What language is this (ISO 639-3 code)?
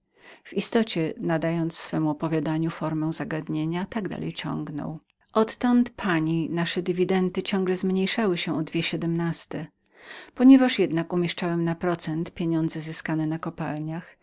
pol